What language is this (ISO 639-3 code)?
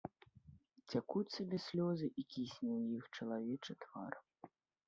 bel